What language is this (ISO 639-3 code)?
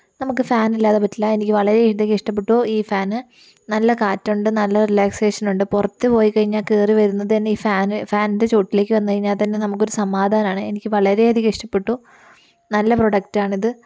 mal